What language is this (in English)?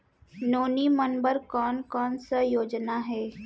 Chhattisgarhi